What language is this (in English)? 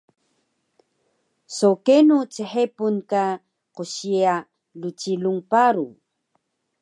Taroko